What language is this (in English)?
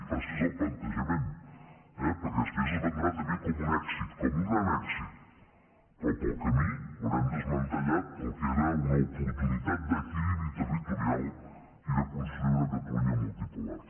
Catalan